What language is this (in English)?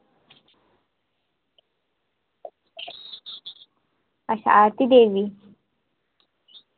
Dogri